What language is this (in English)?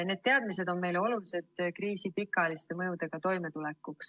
Estonian